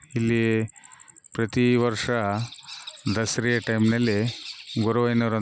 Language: Kannada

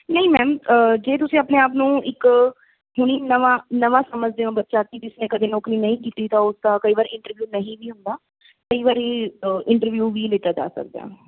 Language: Punjabi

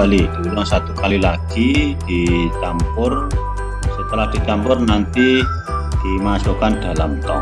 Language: Indonesian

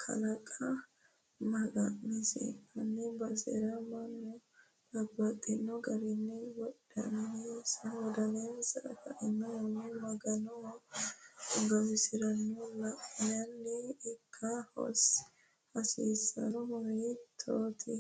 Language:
Sidamo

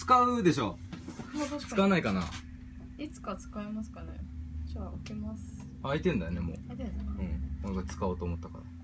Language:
Japanese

